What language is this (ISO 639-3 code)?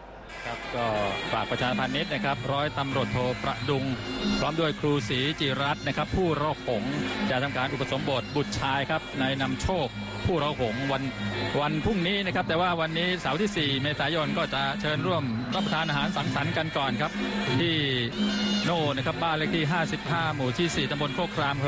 tha